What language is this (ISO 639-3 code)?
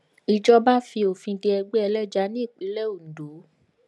yor